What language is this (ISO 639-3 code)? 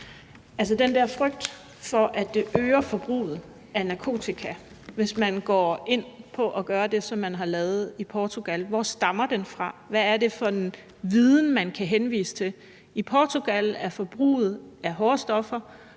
dan